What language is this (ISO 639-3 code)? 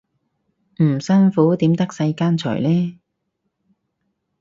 yue